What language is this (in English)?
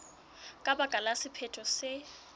Southern Sotho